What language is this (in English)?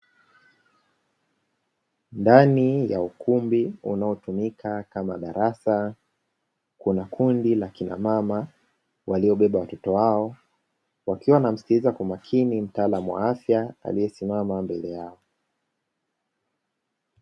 Swahili